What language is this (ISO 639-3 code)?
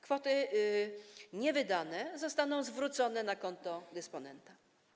pol